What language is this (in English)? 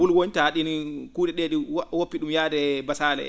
Fula